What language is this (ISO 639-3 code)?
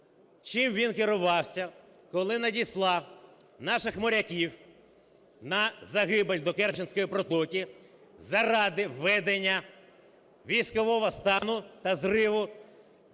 ukr